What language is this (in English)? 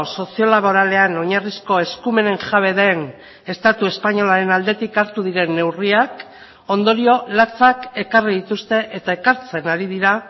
Basque